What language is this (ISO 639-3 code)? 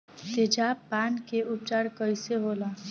bho